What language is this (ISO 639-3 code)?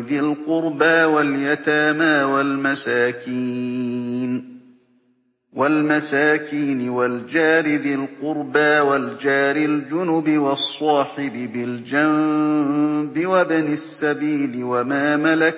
ara